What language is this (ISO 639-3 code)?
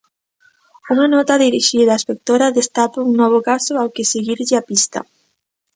glg